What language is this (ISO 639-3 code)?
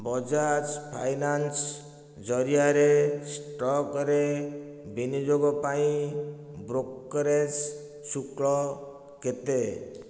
ori